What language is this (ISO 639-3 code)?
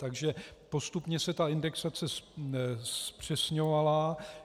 ces